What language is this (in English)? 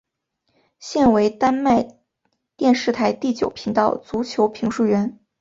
Chinese